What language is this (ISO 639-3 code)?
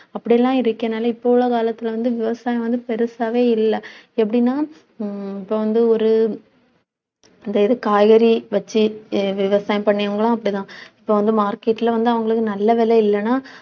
tam